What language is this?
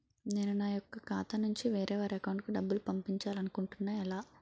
Telugu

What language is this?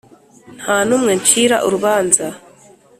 Kinyarwanda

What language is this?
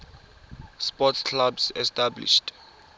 Tswana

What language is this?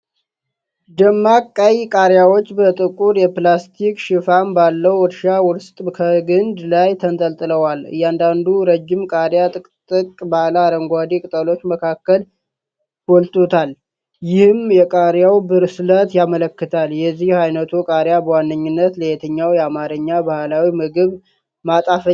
Amharic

